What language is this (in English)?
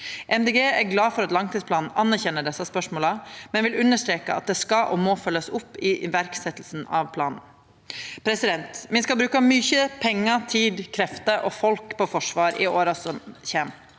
Norwegian